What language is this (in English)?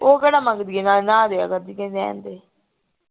Punjabi